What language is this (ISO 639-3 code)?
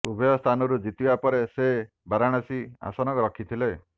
ori